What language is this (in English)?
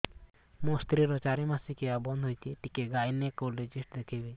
Odia